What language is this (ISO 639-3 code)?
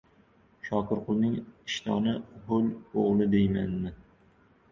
uzb